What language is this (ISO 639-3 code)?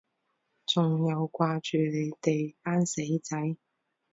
yue